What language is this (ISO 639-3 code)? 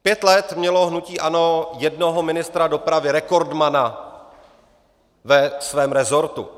ces